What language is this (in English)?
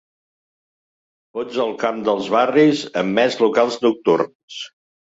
Catalan